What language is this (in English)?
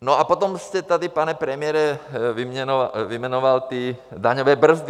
Czech